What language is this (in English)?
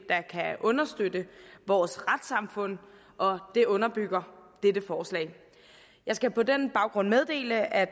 Danish